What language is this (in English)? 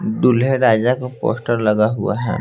Hindi